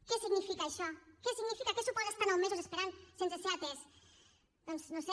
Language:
Catalan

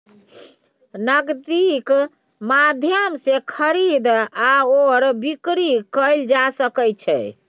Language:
Maithili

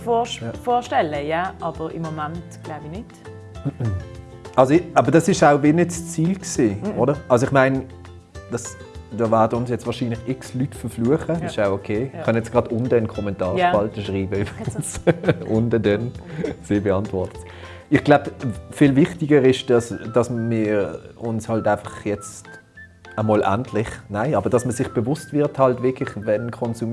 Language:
German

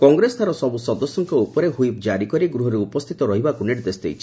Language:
Odia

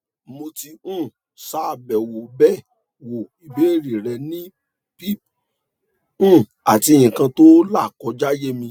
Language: Yoruba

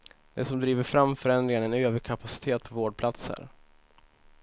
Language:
Swedish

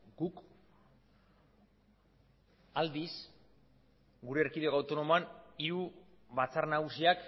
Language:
Basque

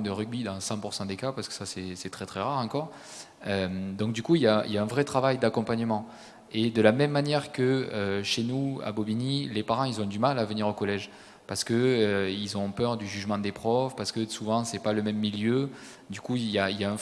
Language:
French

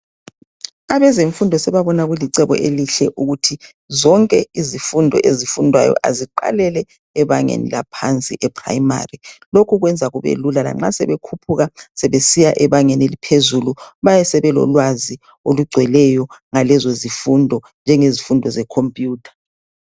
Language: North Ndebele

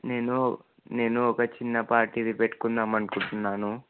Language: Telugu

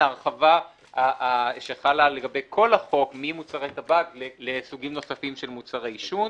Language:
Hebrew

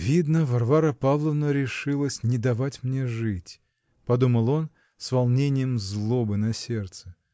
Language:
Russian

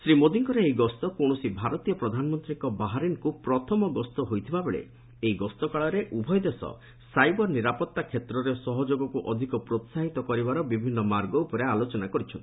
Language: Odia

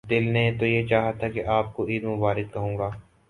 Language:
Urdu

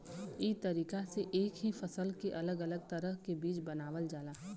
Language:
Bhojpuri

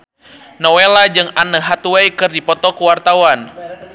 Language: Sundanese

